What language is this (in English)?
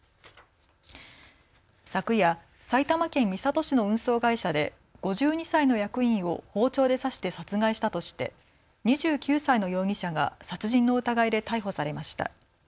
Japanese